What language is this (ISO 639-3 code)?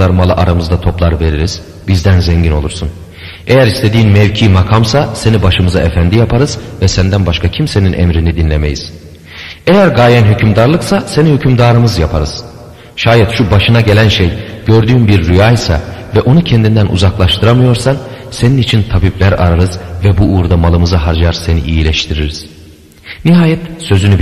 tur